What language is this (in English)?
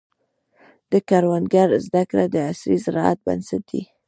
Pashto